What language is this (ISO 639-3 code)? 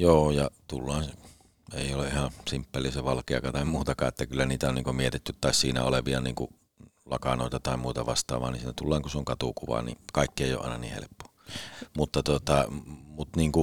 fin